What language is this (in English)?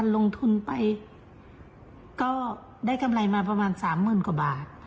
Thai